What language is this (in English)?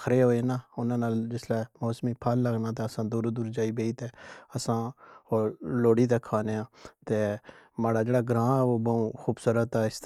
Pahari-Potwari